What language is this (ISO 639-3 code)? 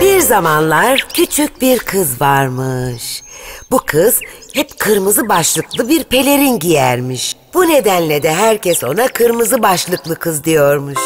tur